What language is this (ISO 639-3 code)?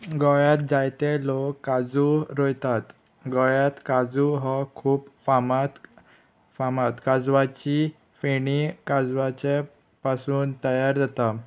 kok